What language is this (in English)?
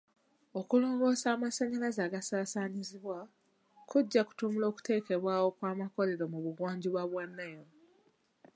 Ganda